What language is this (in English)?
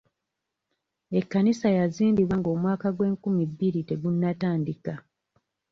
Ganda